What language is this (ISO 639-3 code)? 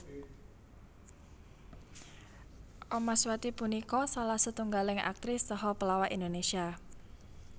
jav